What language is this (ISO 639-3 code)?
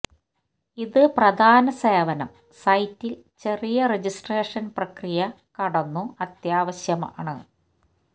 mal